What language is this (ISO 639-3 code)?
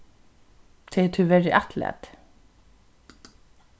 fao